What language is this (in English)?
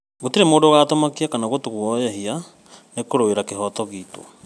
Kikuyu